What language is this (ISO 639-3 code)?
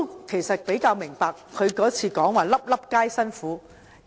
yue